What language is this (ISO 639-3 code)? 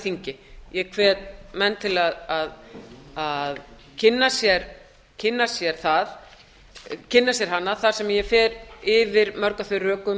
isl